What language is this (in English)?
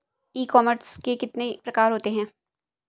Hindi